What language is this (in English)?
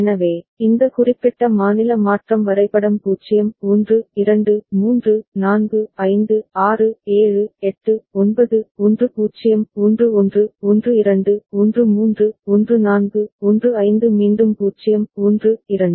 Tamil